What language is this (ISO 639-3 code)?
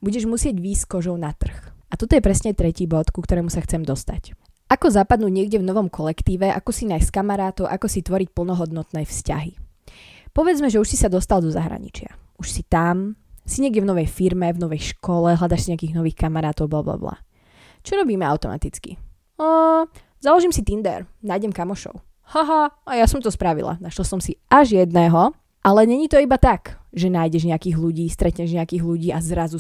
slk